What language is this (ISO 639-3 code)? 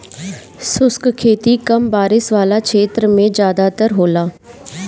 bho